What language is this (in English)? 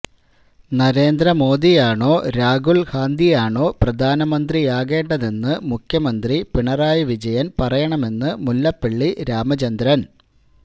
Malayalam